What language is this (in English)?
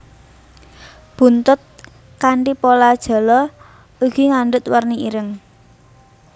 Javanese